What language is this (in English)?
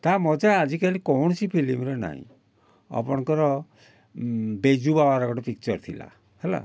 Odia